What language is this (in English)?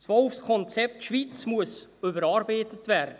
Swiss German